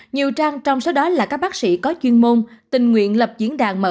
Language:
Vietnamese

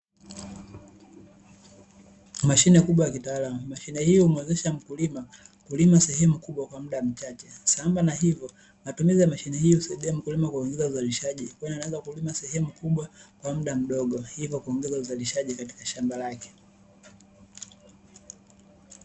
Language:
Swahili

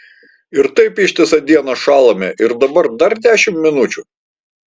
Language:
Lithuanian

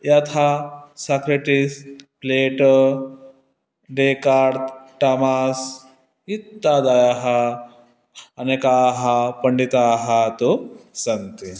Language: Sanskrit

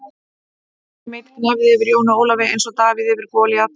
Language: Icelandic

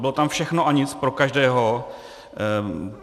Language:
Czech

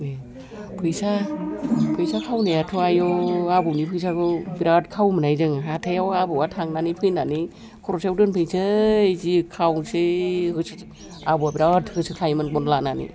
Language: Bodo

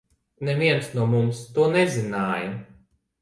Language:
Latvian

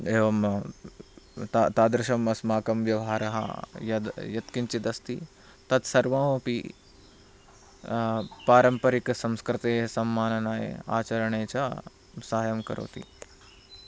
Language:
Sanskrit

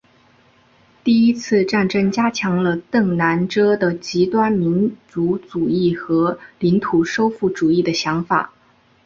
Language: Chinese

